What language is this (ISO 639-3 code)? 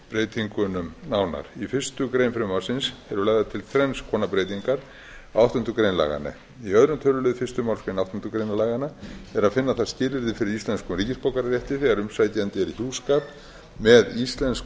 isl